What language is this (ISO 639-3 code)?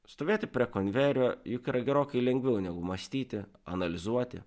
lit